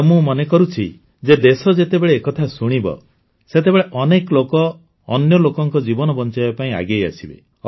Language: Odia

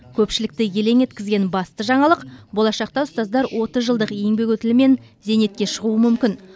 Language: Kazakh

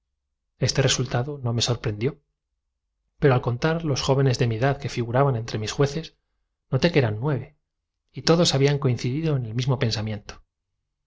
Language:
Spanish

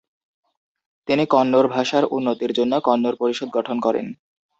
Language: Bangla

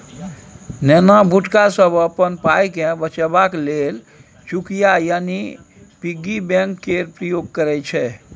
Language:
Maithili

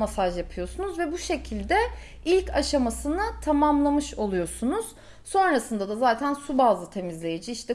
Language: Turkish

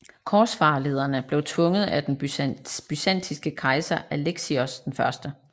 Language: Danish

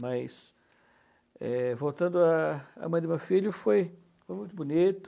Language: Portuguese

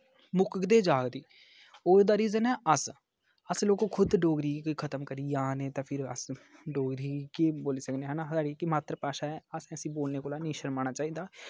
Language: Dogri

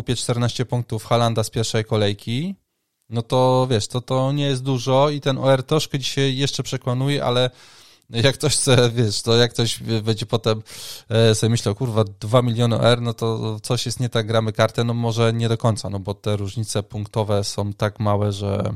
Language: Polish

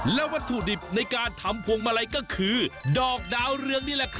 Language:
Thai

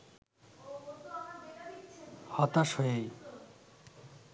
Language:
Bangla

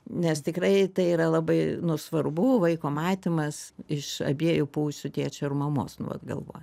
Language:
Lithuanian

